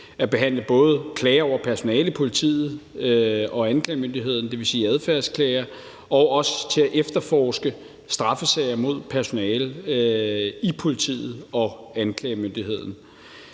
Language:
Danish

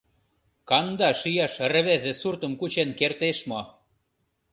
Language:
Mari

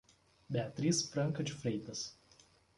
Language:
Portuguese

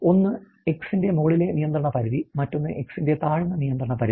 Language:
Malayalam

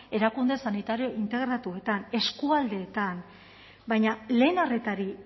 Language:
Basque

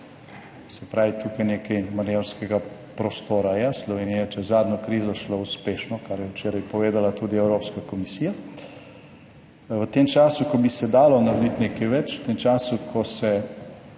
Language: Slovenian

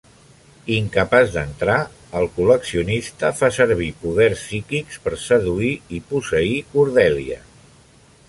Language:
Catalan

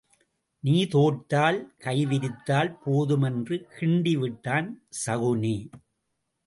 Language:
Tamil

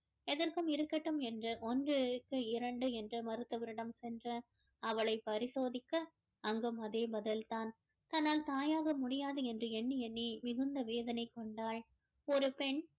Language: Tamil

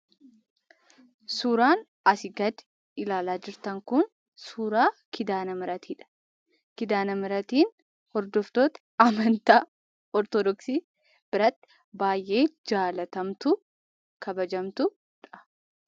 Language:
Oromo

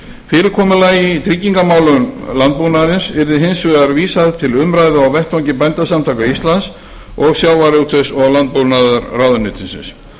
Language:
Icelandic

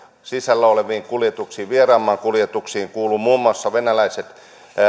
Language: Finnish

